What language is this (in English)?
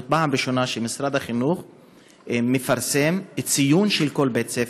Hebrew